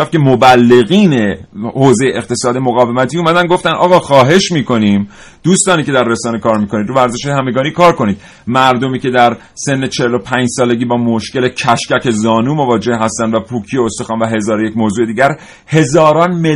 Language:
Persian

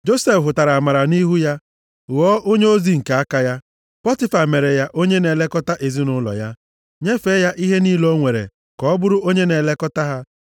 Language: Igbo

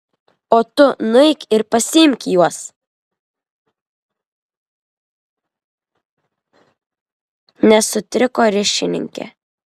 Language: Lithuanian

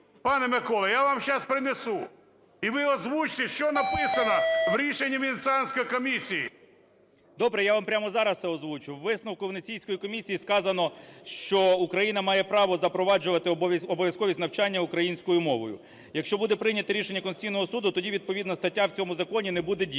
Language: Ukrainian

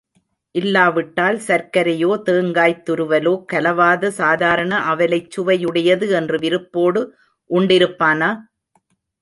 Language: Tamil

